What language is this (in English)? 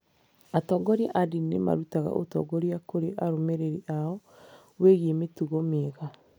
Kikuyu